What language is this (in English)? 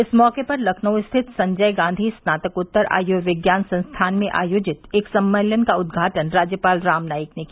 Hindi